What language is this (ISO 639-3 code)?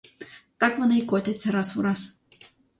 ukr